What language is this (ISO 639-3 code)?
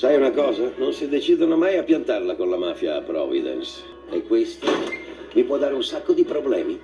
ita